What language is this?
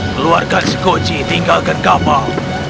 Indonesian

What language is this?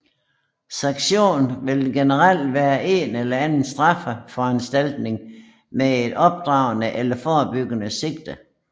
Danish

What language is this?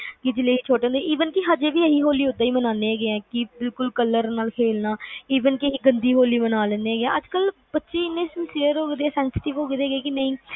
Punjabi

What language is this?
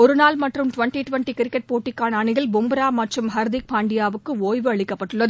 Tamil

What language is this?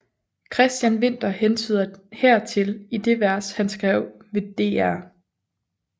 Danish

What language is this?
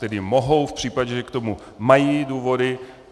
Czech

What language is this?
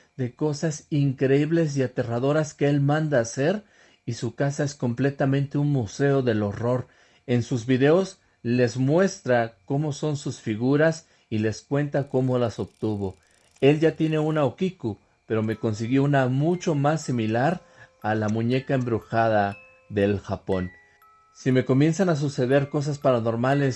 Spanish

